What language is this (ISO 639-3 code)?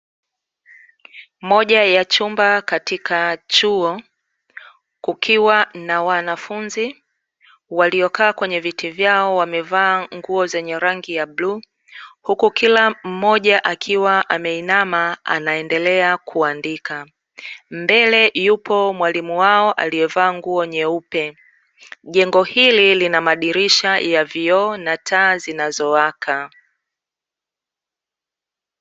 swa